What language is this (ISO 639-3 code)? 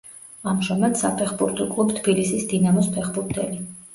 kat